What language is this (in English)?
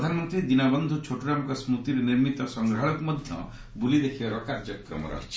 Odia